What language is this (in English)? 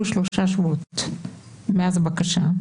Hebrew